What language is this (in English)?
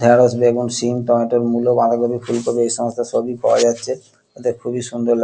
Bangla